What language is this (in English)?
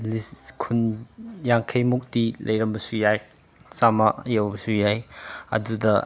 Manipuri